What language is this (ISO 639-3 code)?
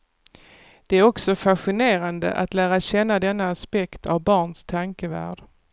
swe